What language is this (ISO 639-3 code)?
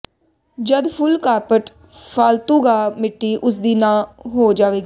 pan